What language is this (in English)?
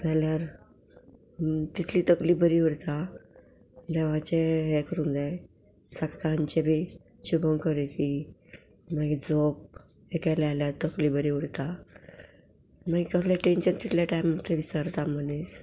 Konkani